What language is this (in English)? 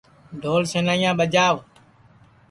Sansi